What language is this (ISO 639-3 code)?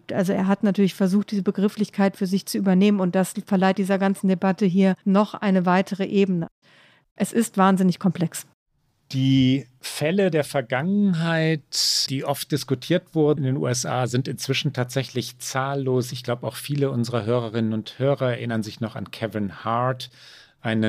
deu